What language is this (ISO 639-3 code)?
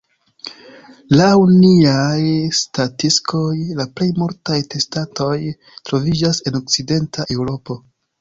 epo